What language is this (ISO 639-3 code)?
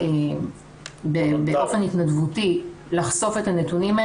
heb